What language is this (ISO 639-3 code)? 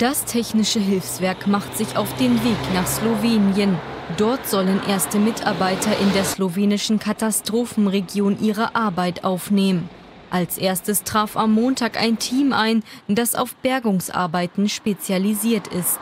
deu